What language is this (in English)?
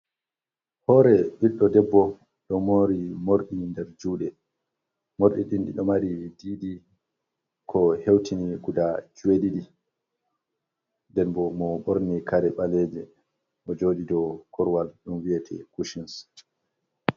Fula